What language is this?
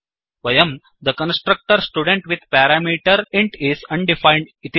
Sanskrit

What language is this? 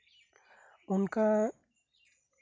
Santali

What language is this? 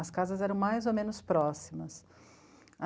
Portuguese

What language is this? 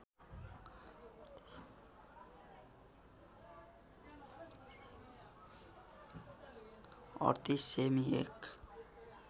Nepali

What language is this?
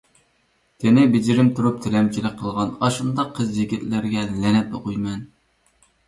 Uyghur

